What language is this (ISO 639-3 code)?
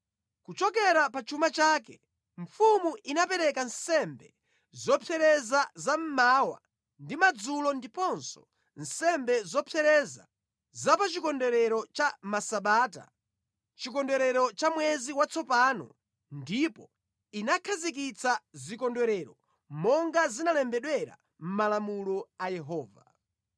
nya